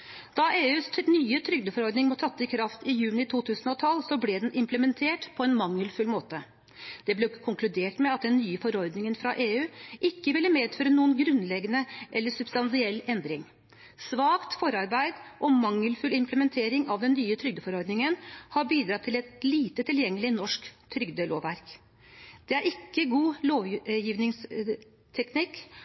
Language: Norwegian Bokmål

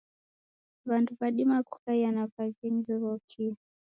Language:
Taita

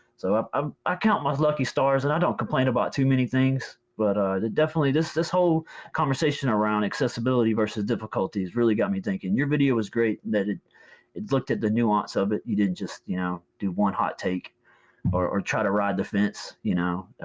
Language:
English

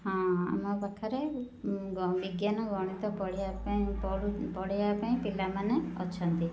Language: Odia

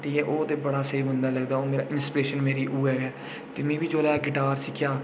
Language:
Dogri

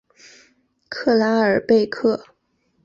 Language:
Chinese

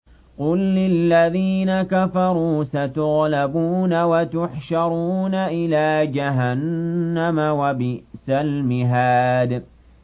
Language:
Arabic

